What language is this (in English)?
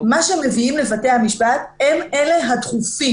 Hebrew